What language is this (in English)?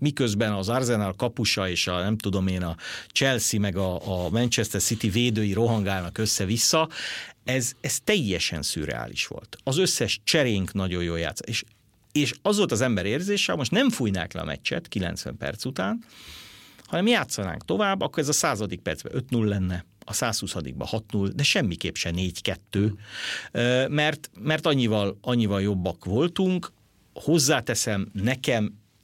Hungarian